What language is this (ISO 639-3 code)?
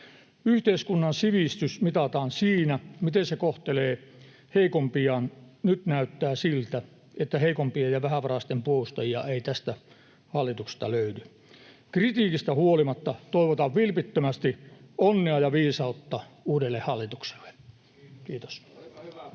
fin